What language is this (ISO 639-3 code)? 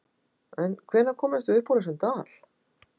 isl